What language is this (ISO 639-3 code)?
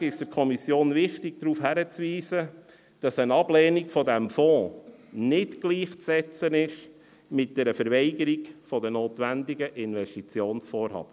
gsw